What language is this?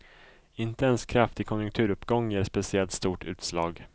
Swedish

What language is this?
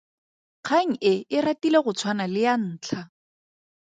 Tswana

